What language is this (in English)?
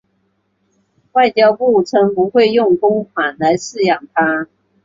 Chinese